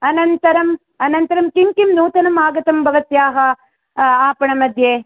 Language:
Sanskrit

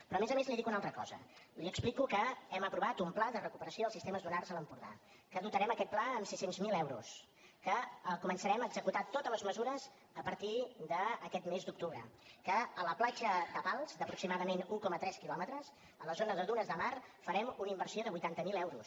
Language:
Catalan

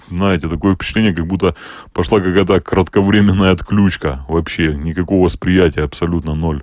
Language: Russian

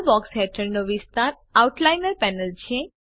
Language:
Gujarati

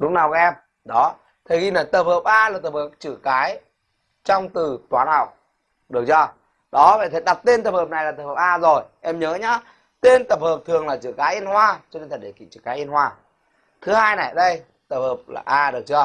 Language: Vietnamese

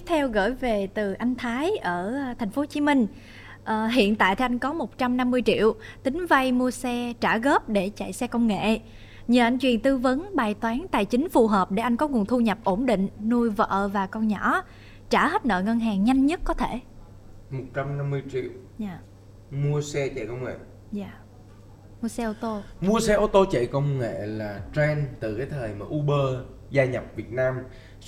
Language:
Vietnamese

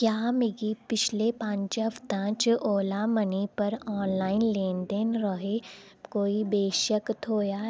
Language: Dogri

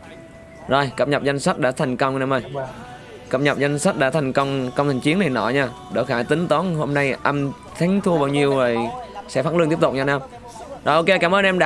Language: Vietnamese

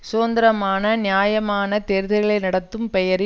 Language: Tamil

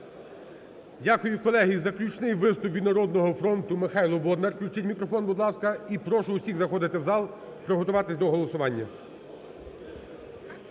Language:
Ukrainian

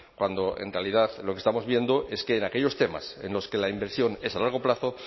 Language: Spanish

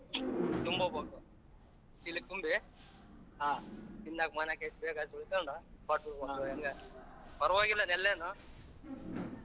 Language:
Kannada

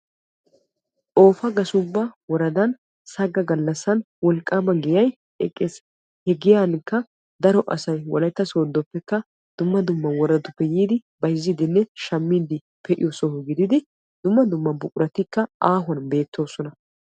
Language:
Wolaytta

